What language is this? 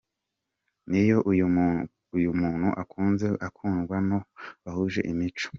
Kinyarwanda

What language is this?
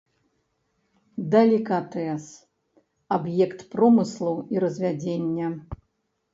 Belarusian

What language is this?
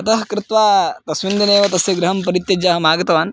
Sanskrit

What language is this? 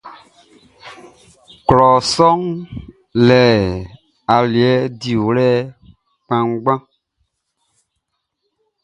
Baoulé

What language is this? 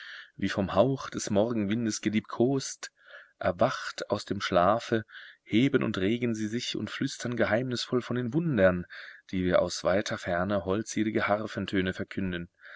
German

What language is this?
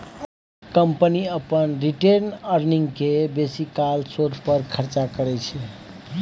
Maithili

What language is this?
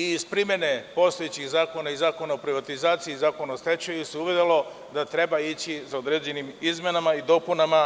Serbian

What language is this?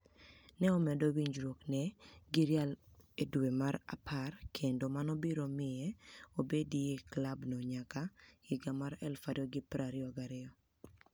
Luo (Kenya and Tanzania)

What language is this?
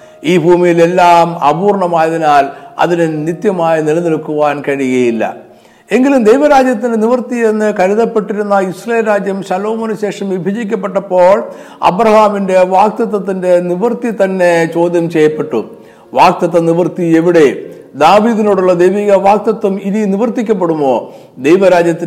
Malayalam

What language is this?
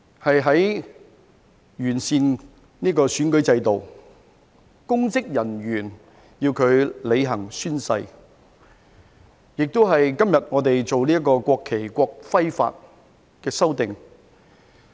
Cantonese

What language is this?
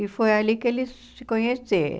Portuguese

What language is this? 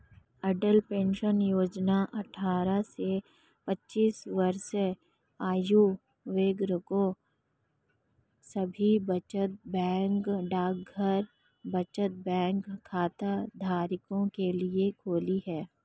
Hindi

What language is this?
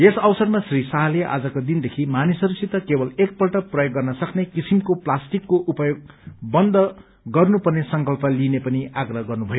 Nepali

